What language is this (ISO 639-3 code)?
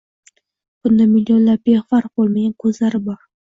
uzb